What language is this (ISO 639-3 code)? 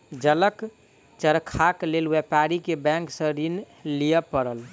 mai